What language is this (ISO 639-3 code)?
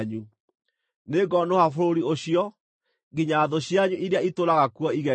kik